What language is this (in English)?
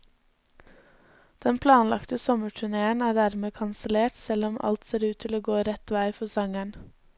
Norwegian